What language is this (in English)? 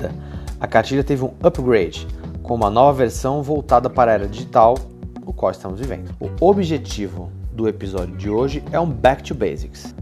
Portuguese